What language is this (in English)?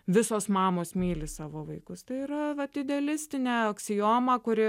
Lithuanian